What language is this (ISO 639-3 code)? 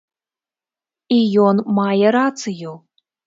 bel